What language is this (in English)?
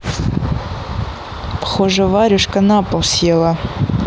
Russian